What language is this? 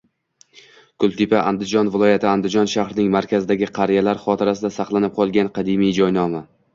Uzbek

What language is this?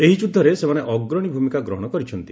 Odia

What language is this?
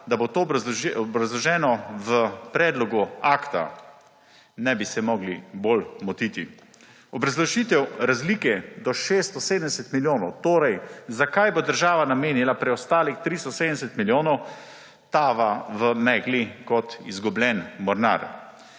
Slovenian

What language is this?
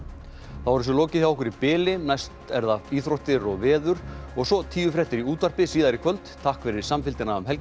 Icelandic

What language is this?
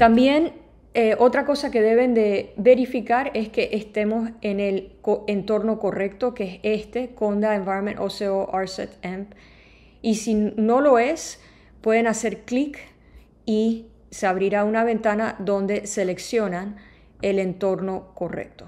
Spanish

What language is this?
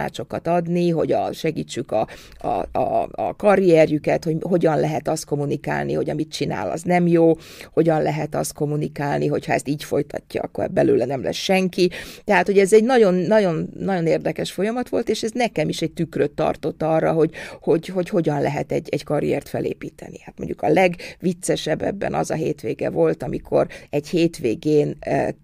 Hungarian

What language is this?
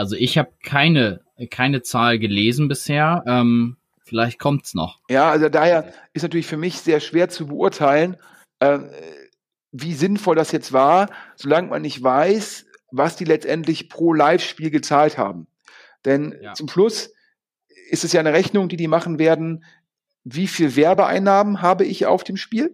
German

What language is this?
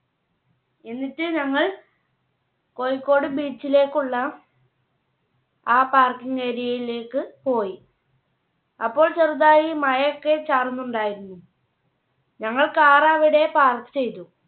Malayalam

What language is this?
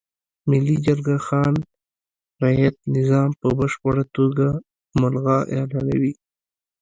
Pashto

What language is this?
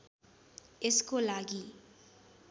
Nepali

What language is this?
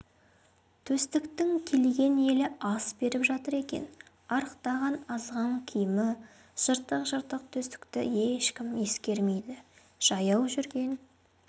Kazakh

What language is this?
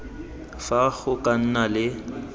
Tswana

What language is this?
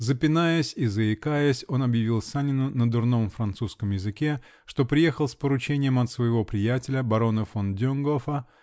Russian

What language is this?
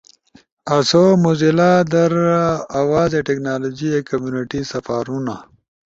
Ushojo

